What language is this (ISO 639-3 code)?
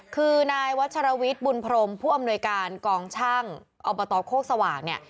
tha